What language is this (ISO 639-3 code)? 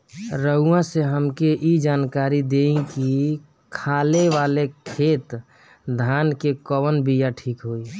bho